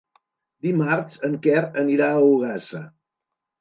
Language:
Catalan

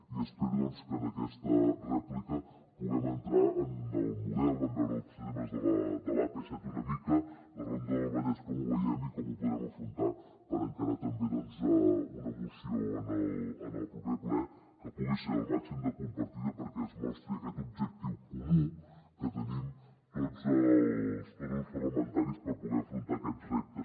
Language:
Catalan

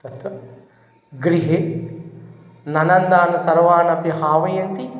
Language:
Sanskrit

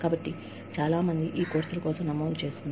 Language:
Telugu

